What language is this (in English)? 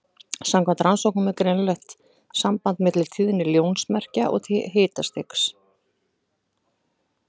Icelandic